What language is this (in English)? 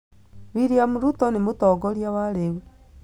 Kikuyu